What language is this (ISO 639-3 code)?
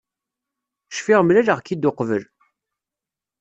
kab